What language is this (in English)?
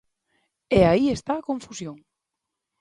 Galician